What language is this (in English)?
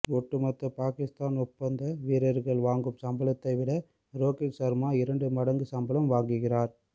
Tamil